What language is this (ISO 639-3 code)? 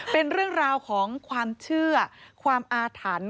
tha